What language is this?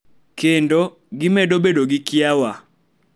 Luo (Kenya and Tanzania)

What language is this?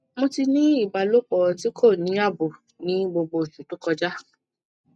Yoruba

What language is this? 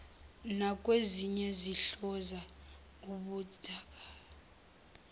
Zulu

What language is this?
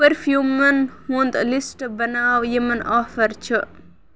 Kashmiri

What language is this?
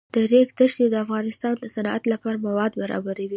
Pashto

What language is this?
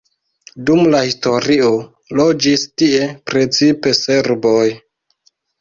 Esperanto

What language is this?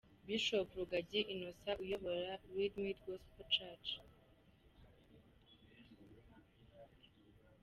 Kinyarwanda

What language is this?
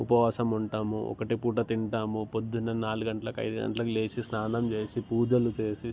Telugu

